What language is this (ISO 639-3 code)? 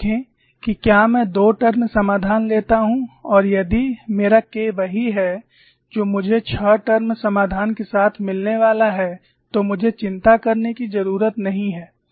hin